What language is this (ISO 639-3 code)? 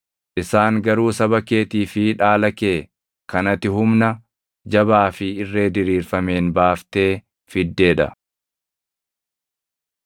orm